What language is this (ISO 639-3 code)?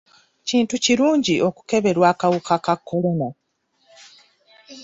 lug